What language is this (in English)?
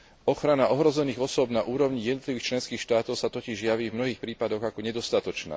Slovak